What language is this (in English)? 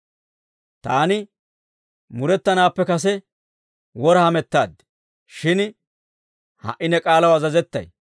Dawro